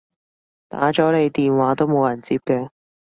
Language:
Cantonese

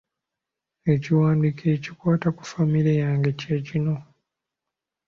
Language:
Ganda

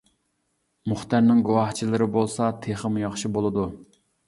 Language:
Uyghur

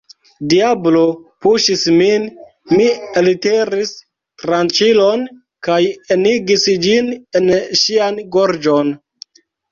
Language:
Esperanto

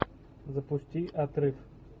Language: Russian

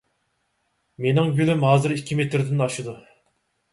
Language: Uyghur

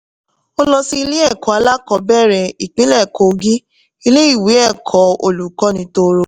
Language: Yoruba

